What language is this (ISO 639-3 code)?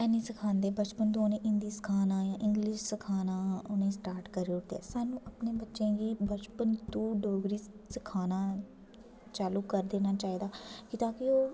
doi